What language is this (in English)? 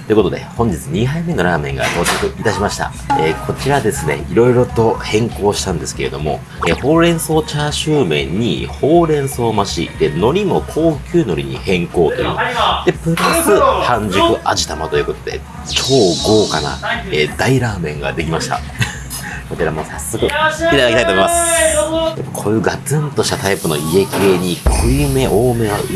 Japanese